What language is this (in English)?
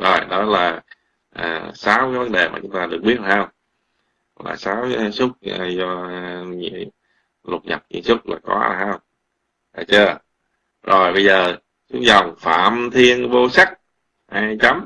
Vietnamese